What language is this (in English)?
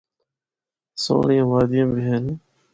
Northern Hindko